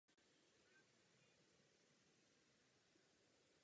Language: Czech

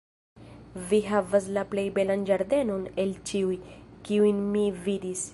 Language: Esperanto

